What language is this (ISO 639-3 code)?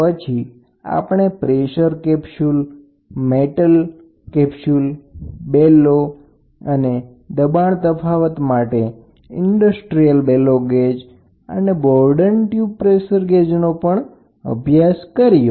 guj